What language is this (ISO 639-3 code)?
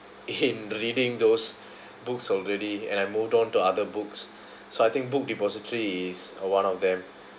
eng